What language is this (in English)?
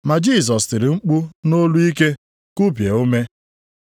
Igbo